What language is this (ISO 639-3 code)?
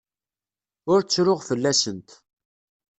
kab